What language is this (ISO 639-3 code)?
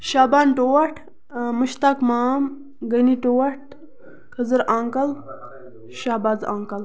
kas